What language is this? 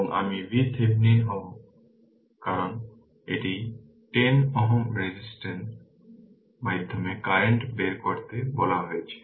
Bangla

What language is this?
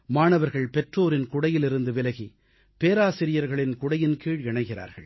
Tamil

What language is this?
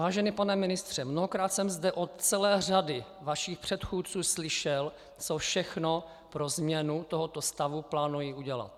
Czech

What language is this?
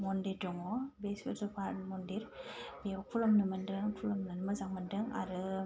Bodo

